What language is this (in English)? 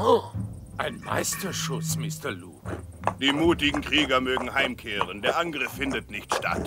German